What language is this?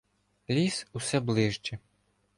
Ukrainian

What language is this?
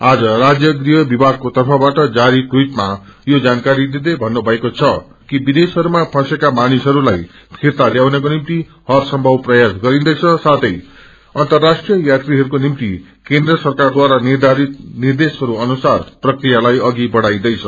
Nepali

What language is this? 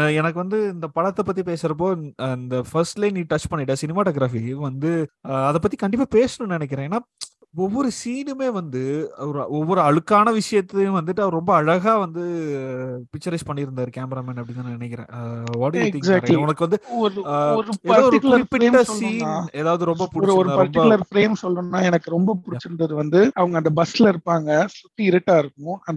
Tamil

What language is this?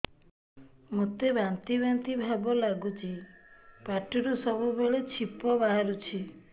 Odia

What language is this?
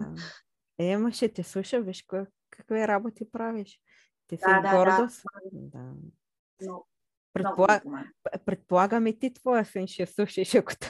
Bulgarian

